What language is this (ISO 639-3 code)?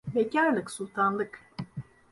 tur